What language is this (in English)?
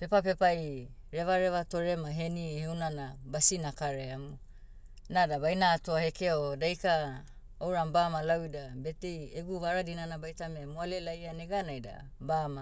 Motu